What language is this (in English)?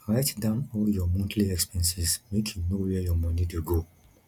Nigerian Pidgin